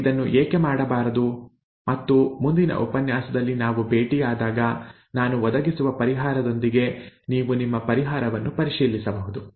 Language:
Kannada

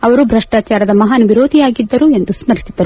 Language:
Kannada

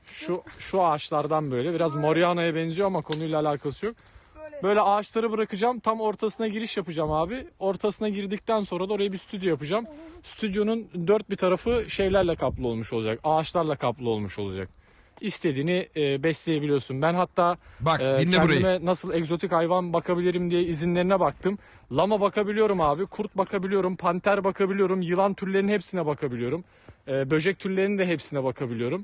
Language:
Turkish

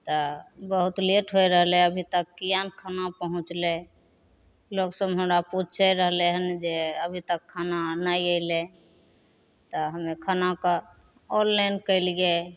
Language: Maithili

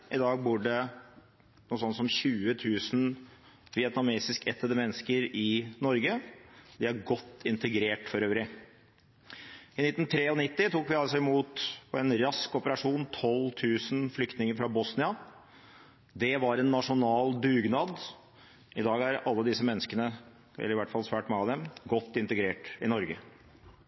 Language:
Norwegian Bokmål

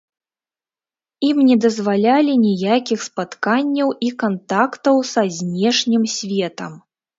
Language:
Belarusian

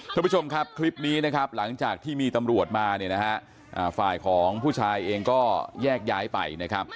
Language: Thai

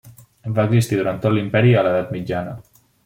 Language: Catalan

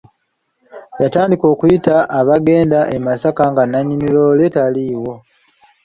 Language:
Ganda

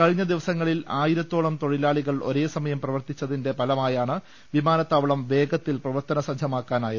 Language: Malayalam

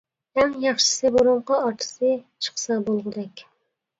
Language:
Uyghur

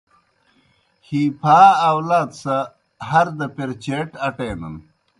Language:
Kohistani Shina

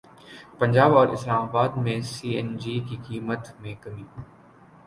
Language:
Urdu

